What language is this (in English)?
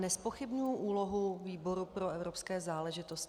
Czech